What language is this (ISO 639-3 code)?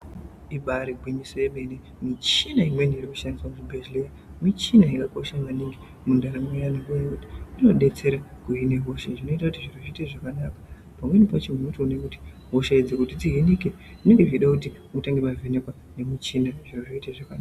ndc